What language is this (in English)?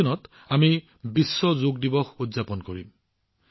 Assamese